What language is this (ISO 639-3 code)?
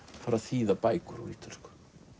isl